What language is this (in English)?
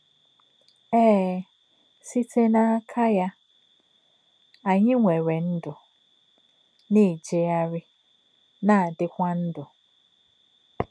Igbo